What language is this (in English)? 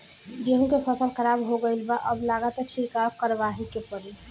Bhojpuri